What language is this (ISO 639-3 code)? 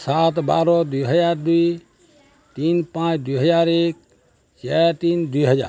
ori